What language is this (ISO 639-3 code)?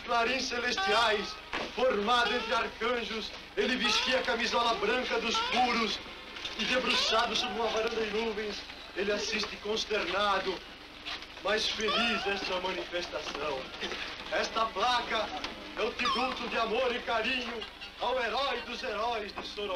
por